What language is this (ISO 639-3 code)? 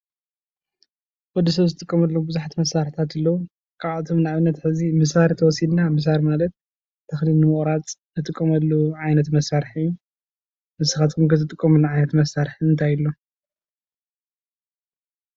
tir